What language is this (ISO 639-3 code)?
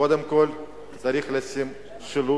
heb